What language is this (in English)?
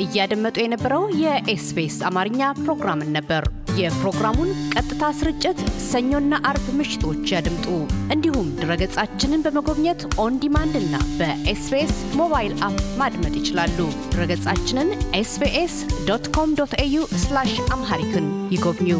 Amharic